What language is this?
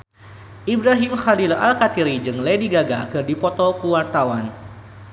Sundanese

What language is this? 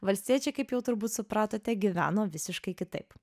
Lithuanian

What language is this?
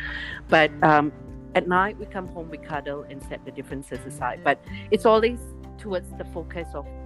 English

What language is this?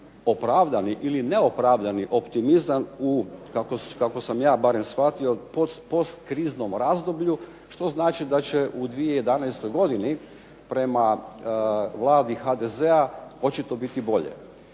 Croatian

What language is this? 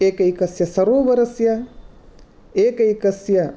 Sanskrit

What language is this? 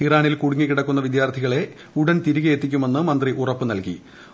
Malayalam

